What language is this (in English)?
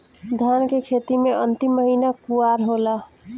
Bhojpuri